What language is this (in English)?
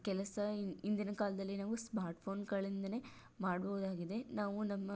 Kannada